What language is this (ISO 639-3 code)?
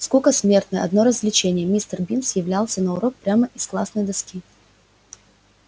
rus